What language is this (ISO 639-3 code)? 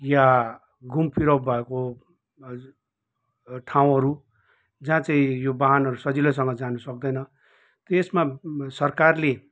nep